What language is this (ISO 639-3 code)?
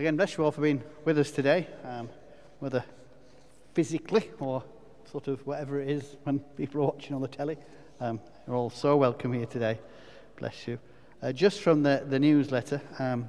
eng